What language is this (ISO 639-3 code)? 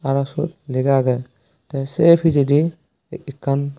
ccp